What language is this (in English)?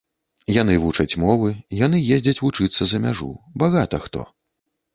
Belarusian